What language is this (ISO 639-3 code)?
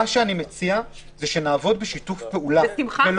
heb